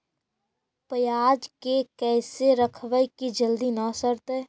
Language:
Magahi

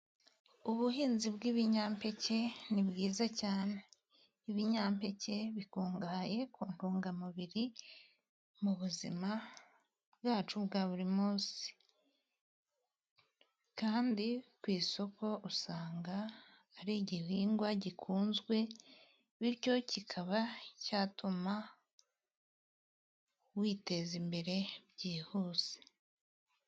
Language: Kinyarwanda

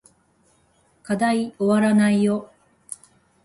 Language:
Japanese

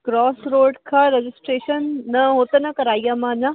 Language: Sindhi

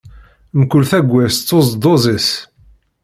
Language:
Kabyle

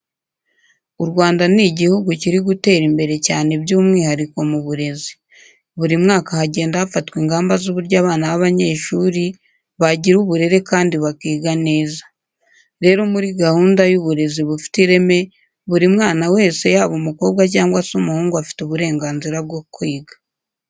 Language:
Kinyarwanda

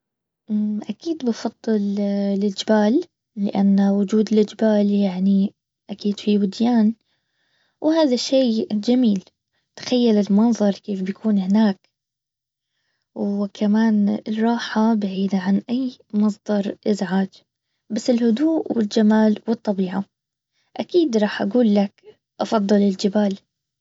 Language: Baharna Arabic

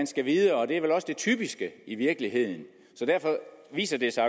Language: Danish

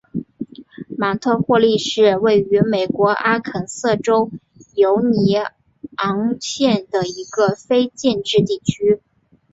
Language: Chinese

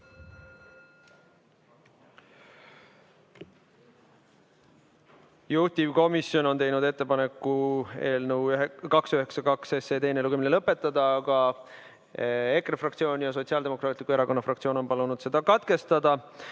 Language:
Estonian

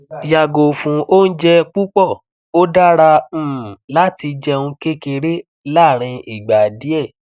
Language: Yoruba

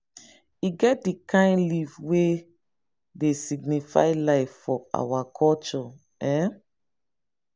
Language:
Nigerian Pidgin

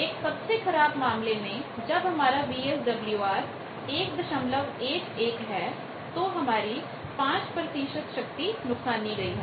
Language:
Hindi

